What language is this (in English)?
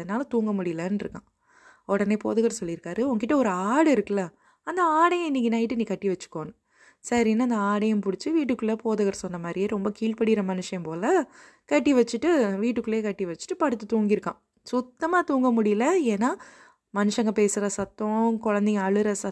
Tamil